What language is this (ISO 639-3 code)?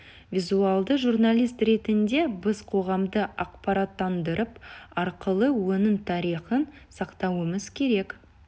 kaz